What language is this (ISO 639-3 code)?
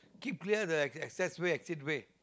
eng